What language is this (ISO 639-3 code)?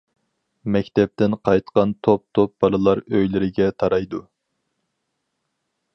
uig